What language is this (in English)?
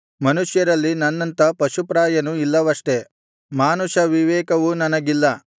Kannada